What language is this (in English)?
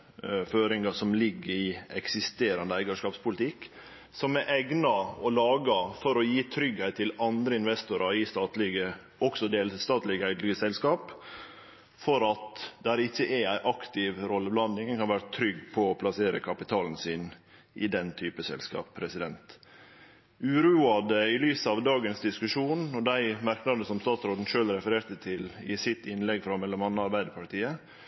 Norwegian Nynorsk